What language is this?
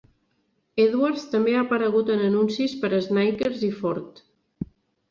Catalan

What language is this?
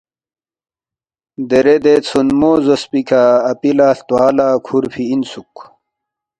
Balti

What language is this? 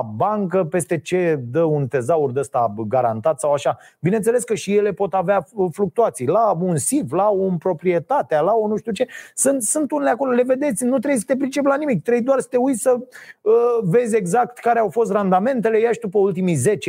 Romanian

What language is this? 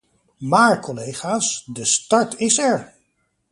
Dutch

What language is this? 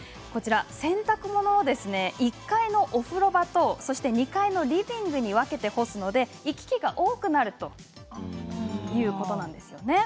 Japanese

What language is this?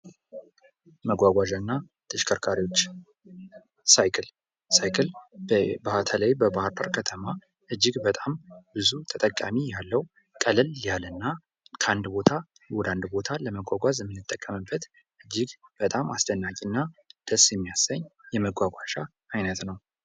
Amharic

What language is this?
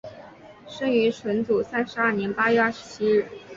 Chinese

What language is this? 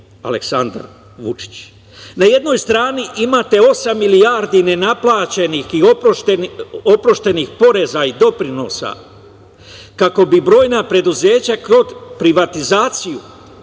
Serbian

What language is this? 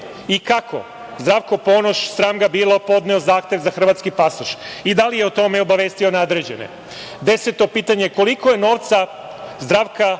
Serbian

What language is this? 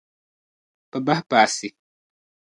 Dagbani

